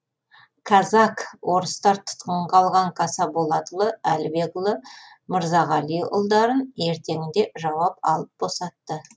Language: Kazakh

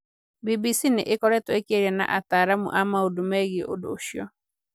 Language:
Kikuyu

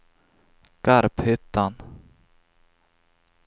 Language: Swedish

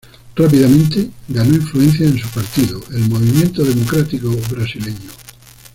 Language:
Spanish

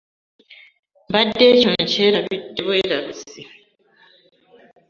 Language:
Ganda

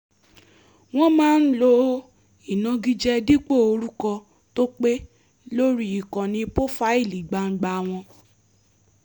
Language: Yoruba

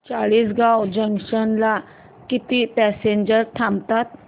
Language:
Marathi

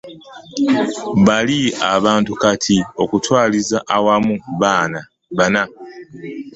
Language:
Ganda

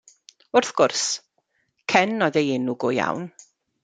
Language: Welsh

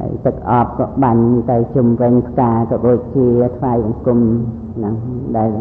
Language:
Thai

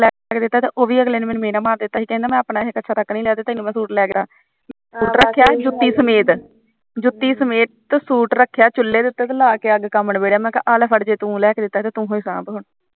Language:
Punjabi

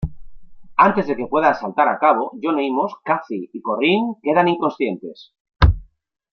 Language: Spanish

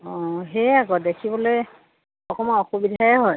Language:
Assamese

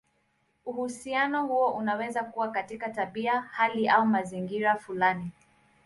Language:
Swahili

